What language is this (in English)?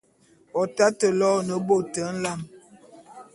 Bulu